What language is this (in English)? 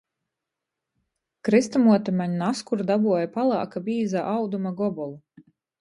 Latgalian